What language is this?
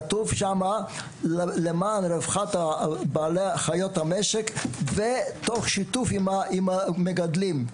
Hebrew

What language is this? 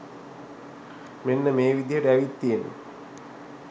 Sinhala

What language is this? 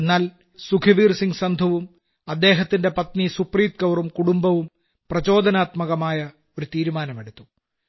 Malayalam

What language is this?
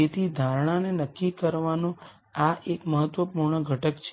Gujarati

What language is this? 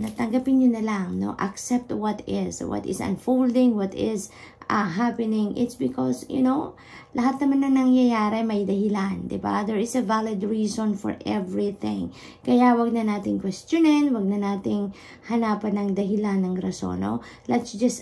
Filipino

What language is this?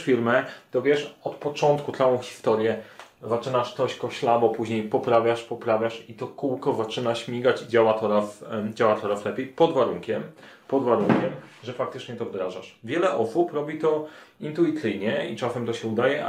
Polish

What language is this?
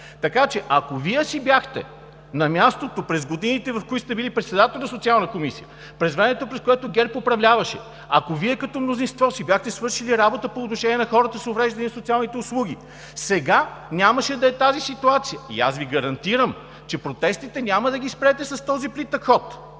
Bulgarian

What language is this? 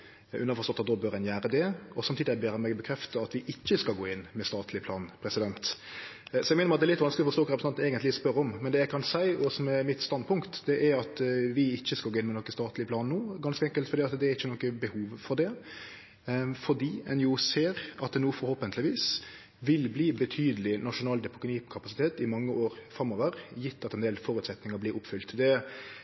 Norwegian Nynorsk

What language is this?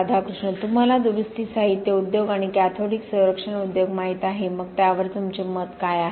Marathi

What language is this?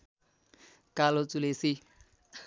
Nepali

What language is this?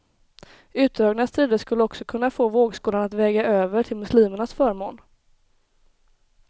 Swedish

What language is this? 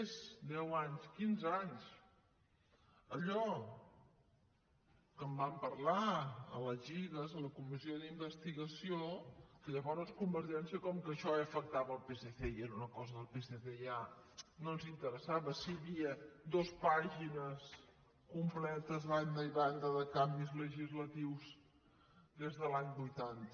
Catalan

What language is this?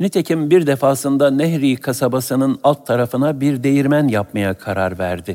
Turkish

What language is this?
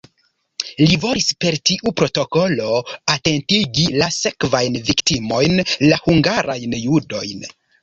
Esperanto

